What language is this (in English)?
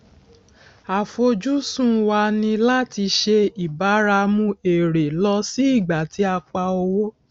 Yoruba